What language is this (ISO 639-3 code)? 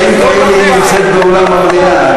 heb